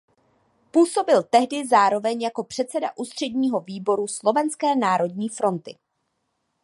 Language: Czech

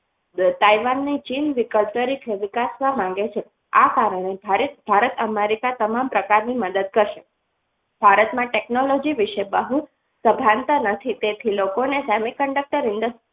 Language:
Gujarati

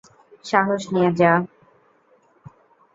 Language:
Bangla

